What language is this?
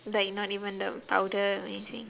English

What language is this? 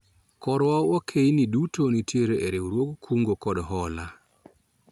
Luo (Kenya and Tanzania)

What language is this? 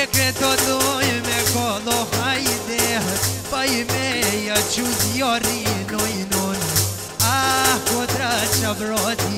Romanian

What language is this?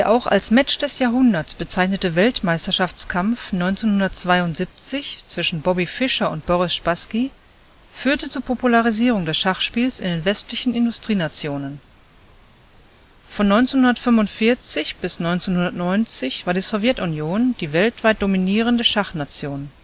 German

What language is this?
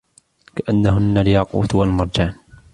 Arabic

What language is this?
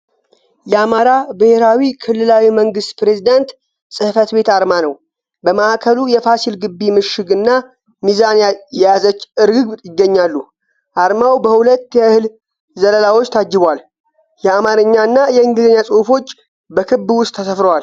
Amharic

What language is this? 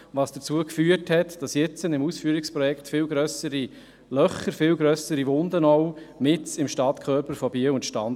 Swiss German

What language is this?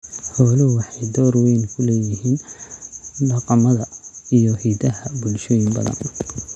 Somali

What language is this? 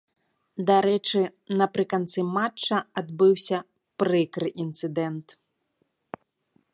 Belarusian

